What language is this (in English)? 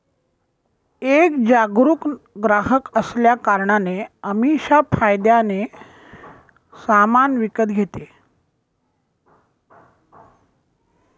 Marathi